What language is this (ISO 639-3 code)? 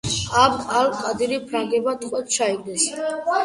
kat